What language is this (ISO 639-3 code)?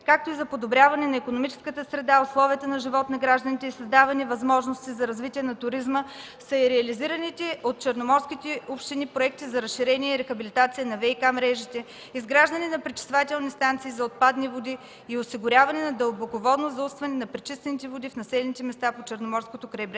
bul